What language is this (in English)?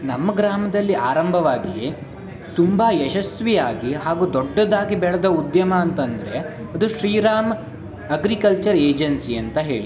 Kannada